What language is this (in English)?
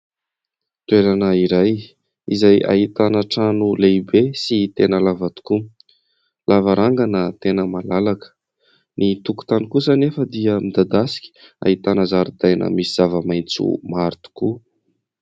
Malagasy